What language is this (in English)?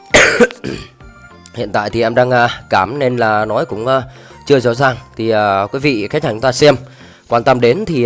Vietnamese